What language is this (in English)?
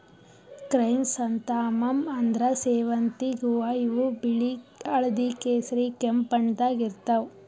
Kannada